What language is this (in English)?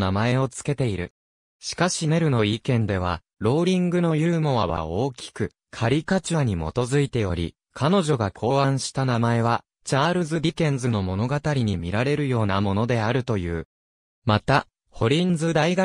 Japanese